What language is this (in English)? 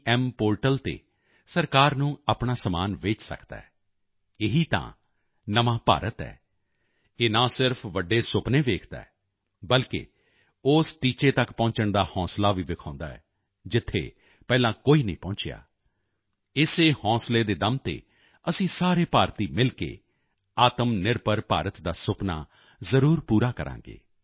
Punjabi